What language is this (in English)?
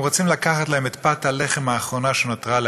Hebrew